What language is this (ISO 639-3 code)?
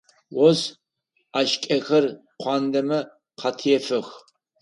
ady